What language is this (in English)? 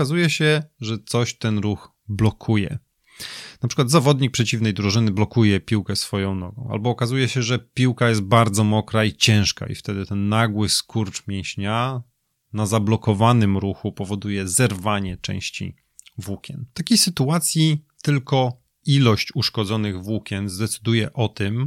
Polish